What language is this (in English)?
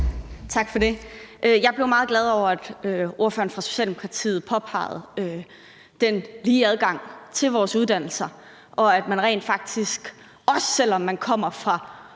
Danish